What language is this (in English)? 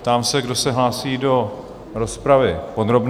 Czech